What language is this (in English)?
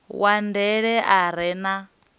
Venda